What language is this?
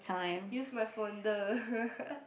English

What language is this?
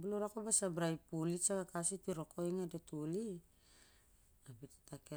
Siar-Lak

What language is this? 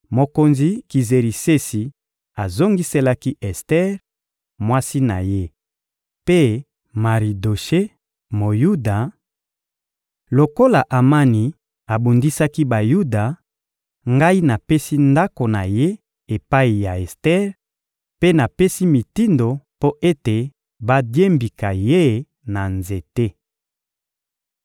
Lingala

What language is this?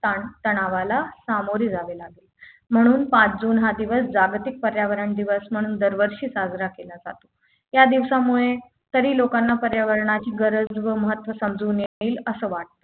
Marathi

